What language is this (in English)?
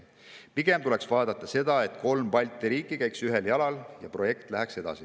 Estonian